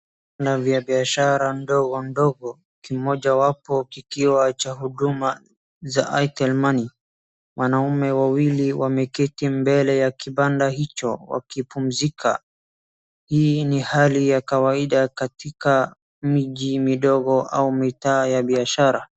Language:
Swahili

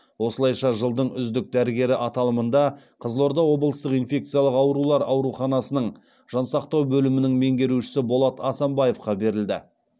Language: Kazakh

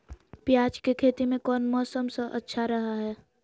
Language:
Magahi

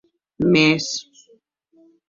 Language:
Occitan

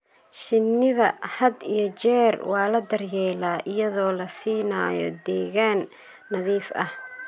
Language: Somali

